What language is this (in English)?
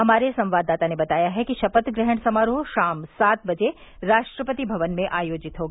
Hindi